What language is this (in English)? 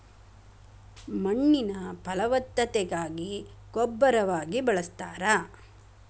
Kannada